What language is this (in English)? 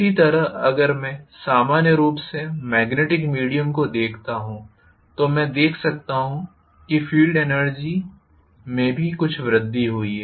Hindi